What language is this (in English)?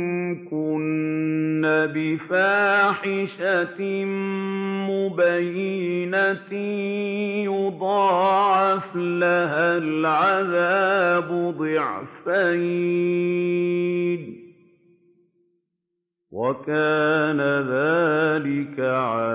Arabic